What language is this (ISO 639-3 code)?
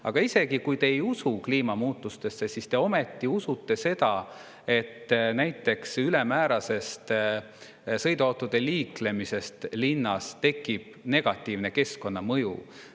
est